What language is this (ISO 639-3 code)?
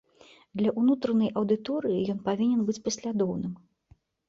bel